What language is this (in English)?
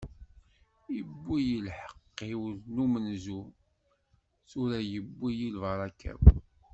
Kabyle